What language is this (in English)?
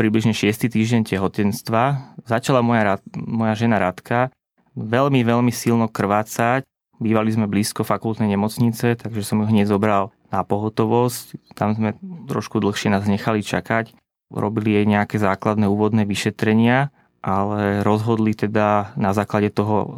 Slovak